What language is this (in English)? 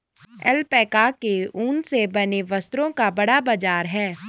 Hindi